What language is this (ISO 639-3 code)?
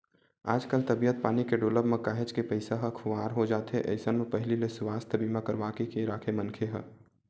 hne